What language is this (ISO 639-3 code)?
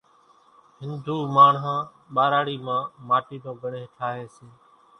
gjk